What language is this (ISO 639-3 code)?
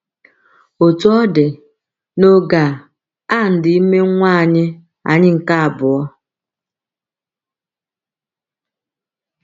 ibo